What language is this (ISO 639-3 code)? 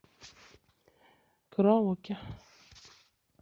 rus